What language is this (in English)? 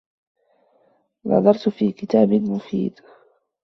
Arabic